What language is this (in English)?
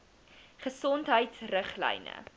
Afrikaans